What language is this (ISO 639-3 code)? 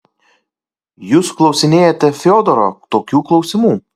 lit